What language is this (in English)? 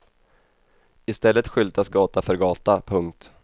Swedish